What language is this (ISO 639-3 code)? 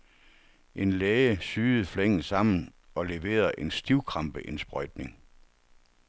dan